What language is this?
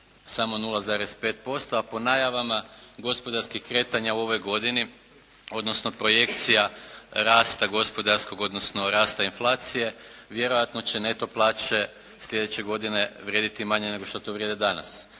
Croatian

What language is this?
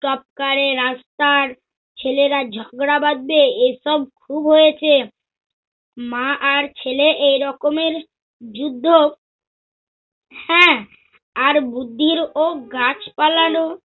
Bangla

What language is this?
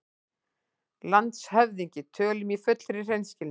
Icelandic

